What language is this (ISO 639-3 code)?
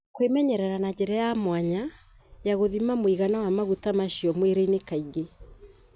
kik